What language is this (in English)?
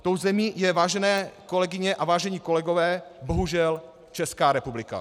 Czech